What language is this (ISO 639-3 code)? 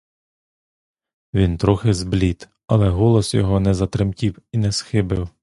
ukr